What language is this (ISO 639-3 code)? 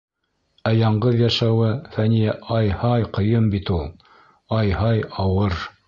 bak